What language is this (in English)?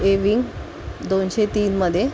Marathi